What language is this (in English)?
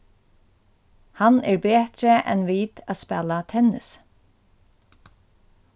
Faroese